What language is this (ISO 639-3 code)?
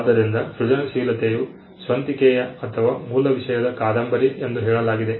kan